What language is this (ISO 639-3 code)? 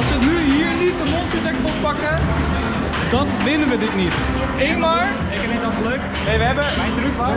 nld